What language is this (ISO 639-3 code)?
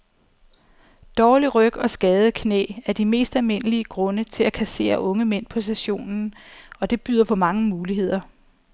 dan